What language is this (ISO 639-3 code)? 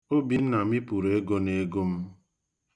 ibo